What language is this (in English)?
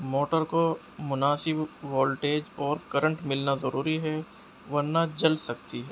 Urdu